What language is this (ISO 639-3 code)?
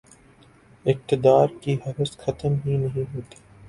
urd